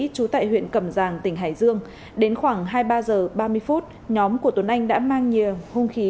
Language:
Vietnamese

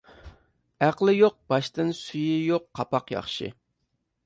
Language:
Uyghur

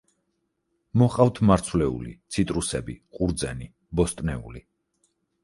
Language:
Georgian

